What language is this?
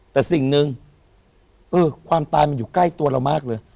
Thai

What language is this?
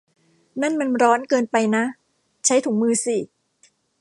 Thai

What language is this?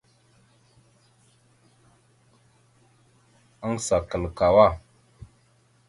Mada (Cameroon)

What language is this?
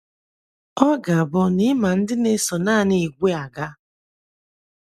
Igbo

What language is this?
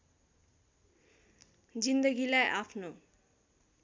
Nepali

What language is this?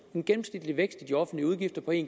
Danish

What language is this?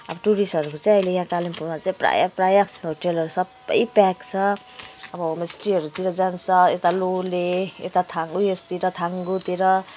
Nepali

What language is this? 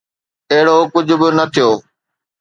Sindhi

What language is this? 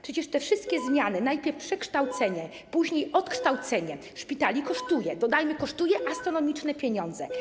Polish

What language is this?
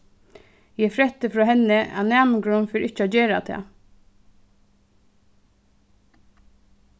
Faroese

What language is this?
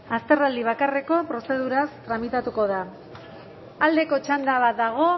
Basque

